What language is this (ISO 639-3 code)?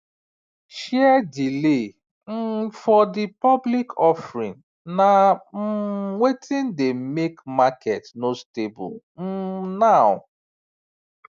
pcm